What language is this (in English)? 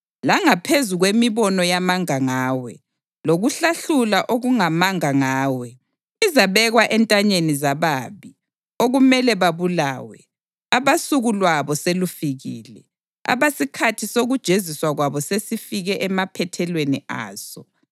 North Ndebele